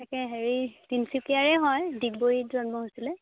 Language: Assamese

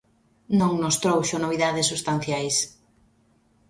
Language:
Galician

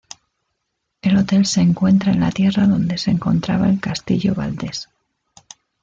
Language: Spanish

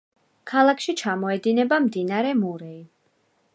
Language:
Georgian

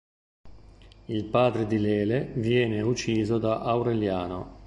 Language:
Italian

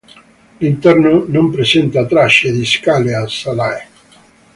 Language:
Italian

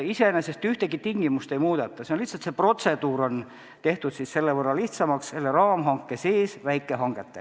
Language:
Estonian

